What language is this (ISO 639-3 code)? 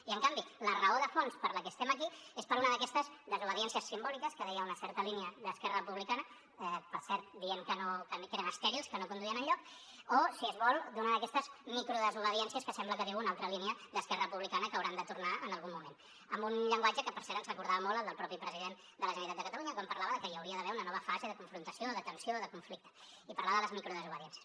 cat